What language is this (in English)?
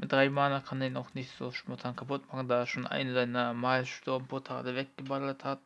German